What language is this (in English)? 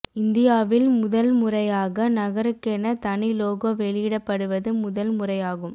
Tamil